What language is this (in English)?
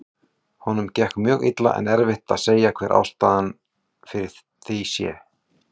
Icelandic